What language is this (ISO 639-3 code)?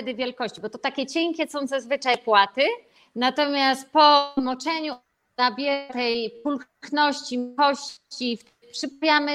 pol